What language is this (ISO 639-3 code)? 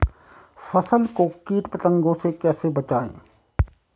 hin